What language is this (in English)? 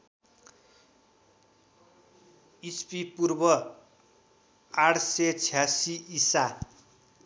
Nepali